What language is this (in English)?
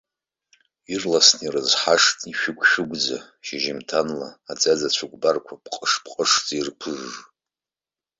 Abkhazian